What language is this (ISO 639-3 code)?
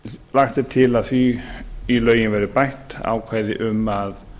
isl